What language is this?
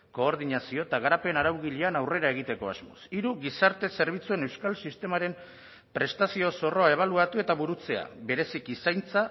Basque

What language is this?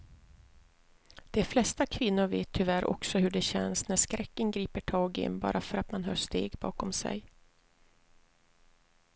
Swedish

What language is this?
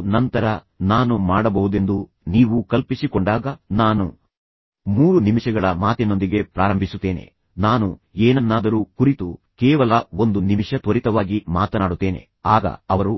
Kannada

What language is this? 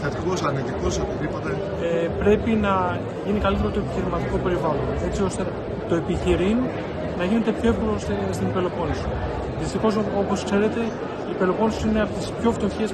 Greek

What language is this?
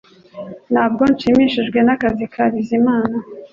Kinyarwanda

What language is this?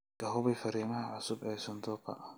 Somali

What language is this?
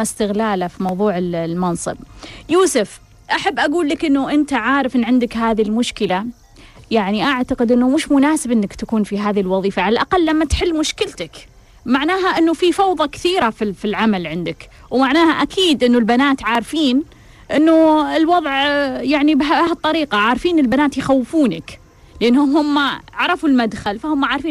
Arabic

